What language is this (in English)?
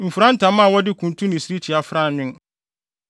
Akan